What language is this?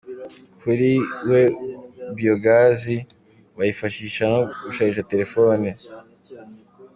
Kinyarwanda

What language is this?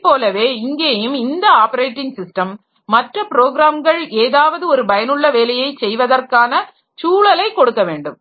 Tamil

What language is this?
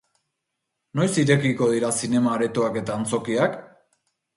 Basque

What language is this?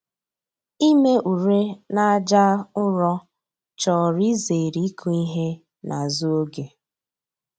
Igbo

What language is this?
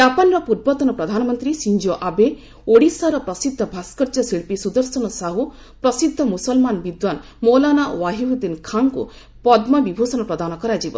Odia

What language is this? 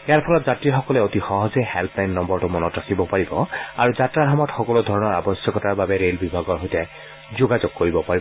Assamese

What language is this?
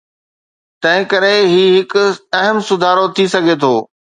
Sindhi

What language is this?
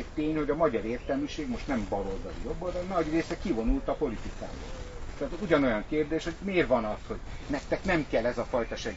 Hungarian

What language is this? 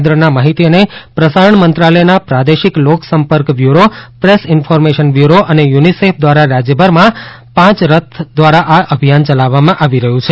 Gujarati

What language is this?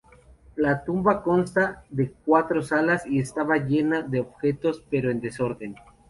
Spanish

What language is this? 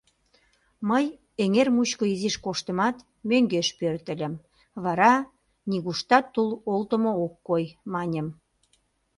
Mari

